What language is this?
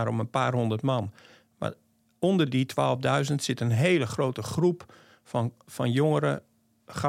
Dutch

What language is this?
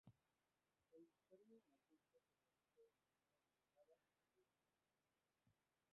Spanish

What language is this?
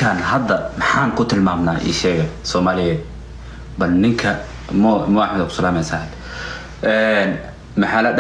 Arabic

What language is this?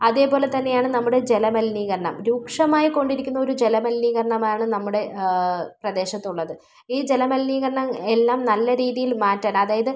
Malayalam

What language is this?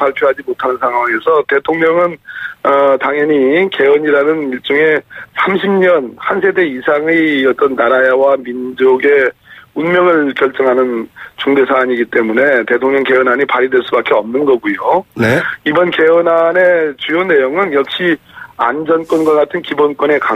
Korean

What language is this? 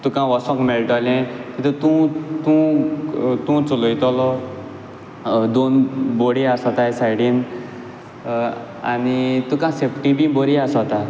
Konkani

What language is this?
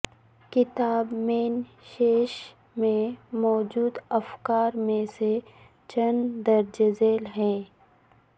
Urdu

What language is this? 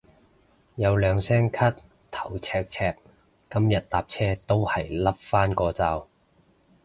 Cantonese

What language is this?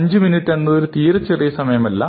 Malayalam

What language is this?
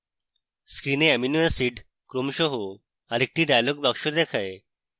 Bangla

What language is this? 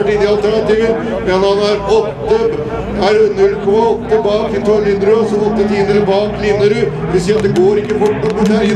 Norwegian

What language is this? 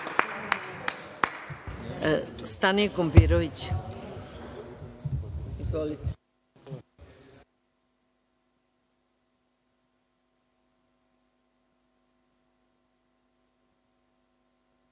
Serbian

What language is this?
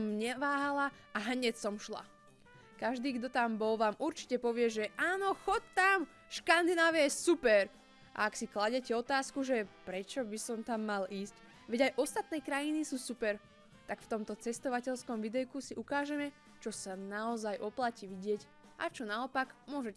Slovak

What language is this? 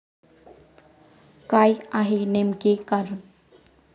Marathi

